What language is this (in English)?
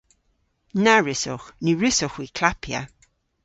Cornish